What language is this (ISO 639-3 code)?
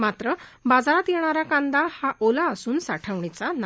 mar